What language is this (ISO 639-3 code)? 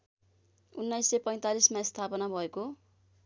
nep